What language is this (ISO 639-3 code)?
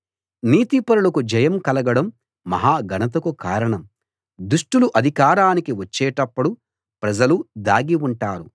tel